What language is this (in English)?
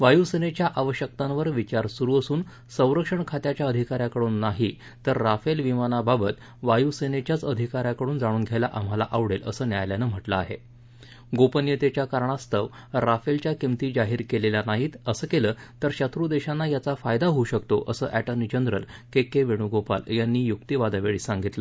Marathi